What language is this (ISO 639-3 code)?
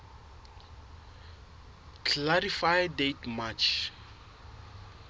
sot